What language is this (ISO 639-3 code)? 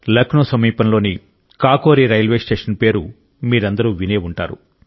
tel